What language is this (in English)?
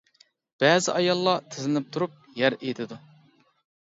Uyghur